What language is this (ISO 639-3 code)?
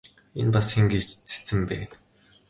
mon